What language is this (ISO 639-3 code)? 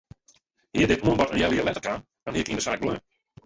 fry